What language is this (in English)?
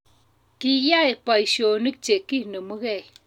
Kalenjin